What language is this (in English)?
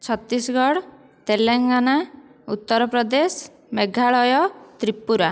Odia